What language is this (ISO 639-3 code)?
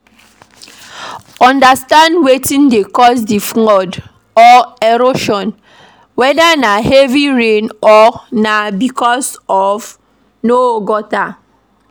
pcm